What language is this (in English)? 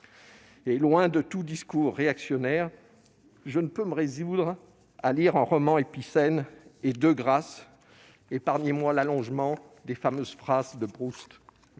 French